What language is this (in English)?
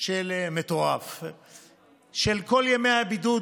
Hebrew